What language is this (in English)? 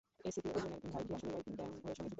Bangla